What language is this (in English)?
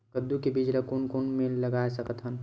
Chhattisgarhi